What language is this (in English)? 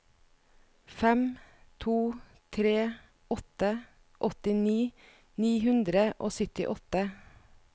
Norwegian